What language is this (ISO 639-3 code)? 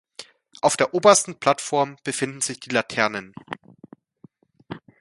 deu